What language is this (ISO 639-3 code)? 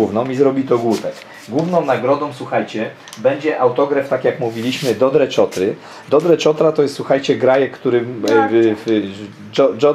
pol